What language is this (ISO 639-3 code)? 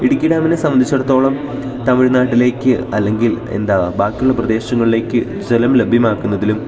mal